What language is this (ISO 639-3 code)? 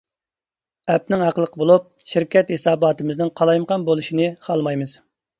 uig